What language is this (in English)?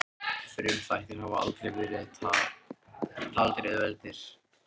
Icelandic